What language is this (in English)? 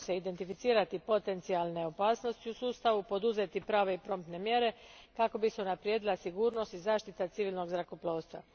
Croatian